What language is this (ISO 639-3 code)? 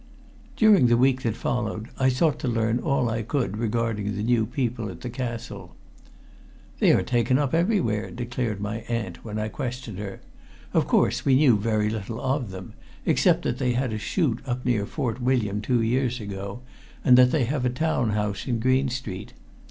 eng